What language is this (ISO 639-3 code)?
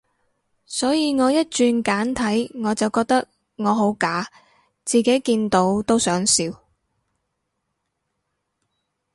yue